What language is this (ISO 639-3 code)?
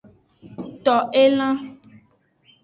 ajg